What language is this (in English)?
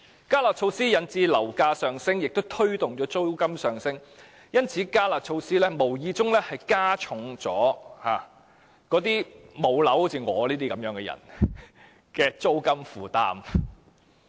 Cantonese